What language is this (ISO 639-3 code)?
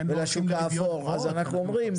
heb